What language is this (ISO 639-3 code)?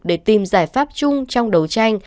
vie